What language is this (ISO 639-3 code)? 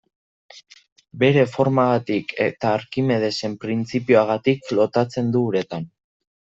eus